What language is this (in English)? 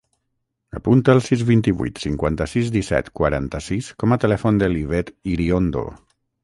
Catalan